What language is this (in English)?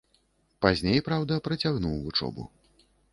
Belarusian